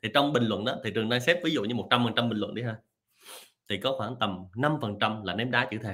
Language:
Vietnamese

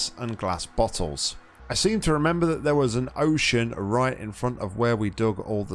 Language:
English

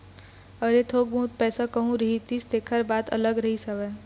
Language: Chhattisgarhi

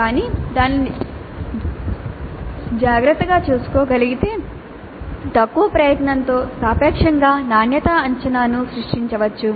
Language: Telugu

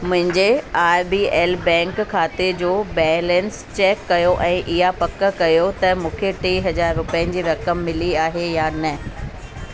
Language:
Sindhi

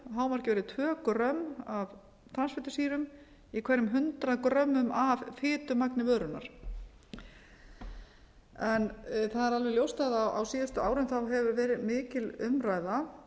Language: Icelandic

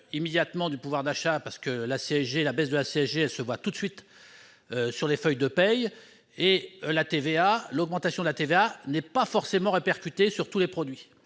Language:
French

